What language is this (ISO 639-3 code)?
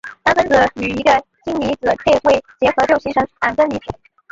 zho